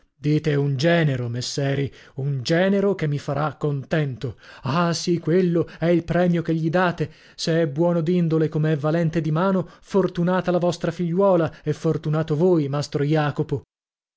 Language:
Italian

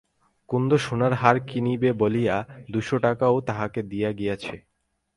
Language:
Bangla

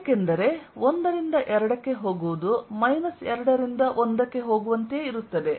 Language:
Kannada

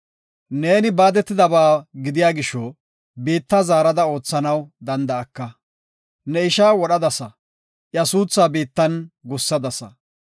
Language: Gofa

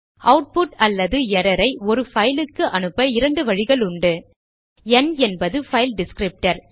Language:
Tamil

